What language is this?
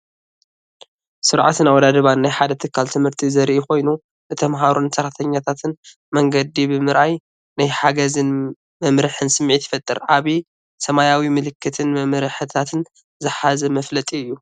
Tigrinya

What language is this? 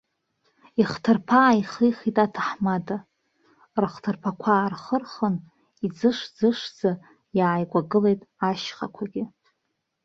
Abkhazian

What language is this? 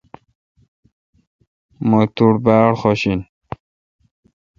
Kalkoti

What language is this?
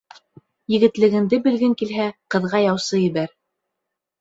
Bashkir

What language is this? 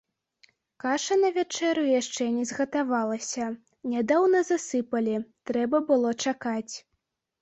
Belarusian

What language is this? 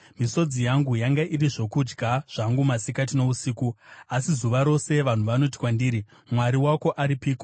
Shona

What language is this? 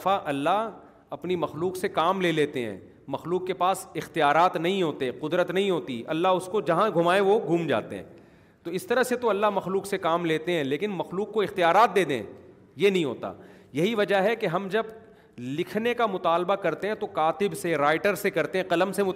Urdu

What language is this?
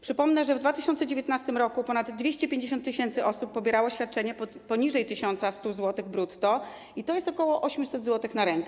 Polish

